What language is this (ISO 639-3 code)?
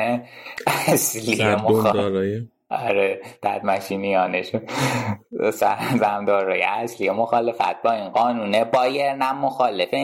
fas